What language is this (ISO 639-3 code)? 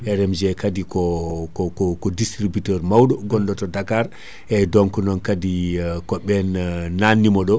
ful